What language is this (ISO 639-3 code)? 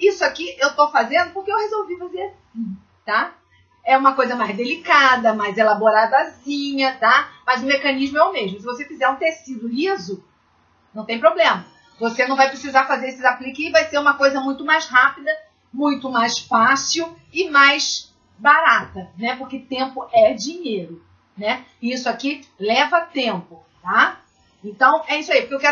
por